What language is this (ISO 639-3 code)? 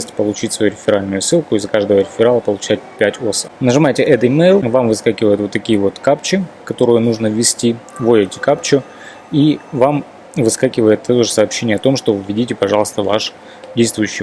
rus